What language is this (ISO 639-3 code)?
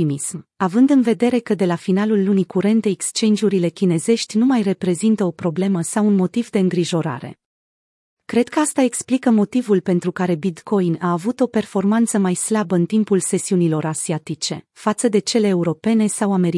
ron